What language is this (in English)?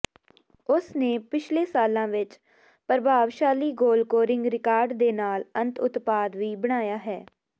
Punjabi